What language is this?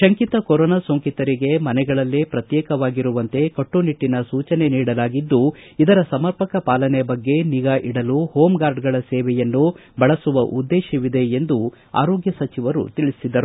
Kannada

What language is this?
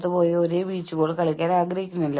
Malayalam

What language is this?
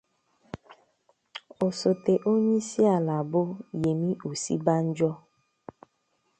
Igbo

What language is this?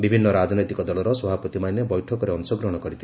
Odia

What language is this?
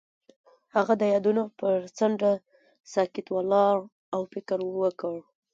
Pashto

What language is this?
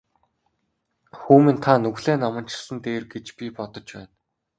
Mongolian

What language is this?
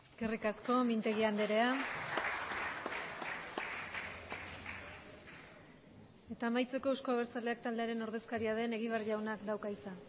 Basque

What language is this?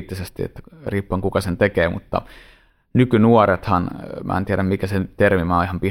Finnish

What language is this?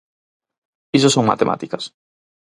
Galician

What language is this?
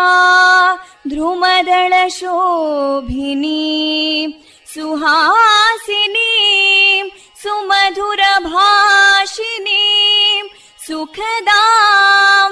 Kannada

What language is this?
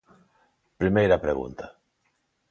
Galician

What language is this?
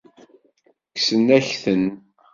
Kabyle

